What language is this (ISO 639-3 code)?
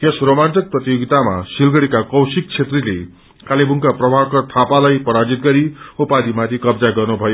nep